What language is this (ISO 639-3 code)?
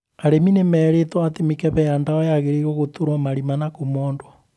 kik